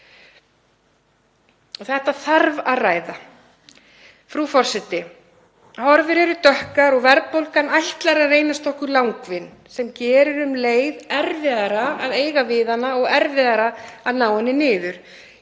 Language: Icelandic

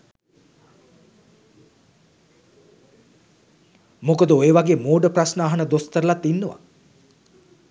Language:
Sinhala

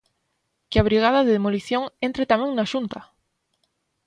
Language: Galician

